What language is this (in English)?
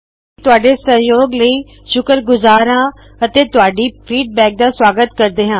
Punjabi